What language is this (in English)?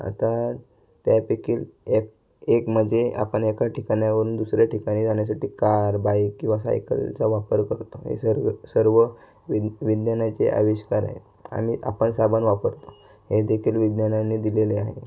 Marathi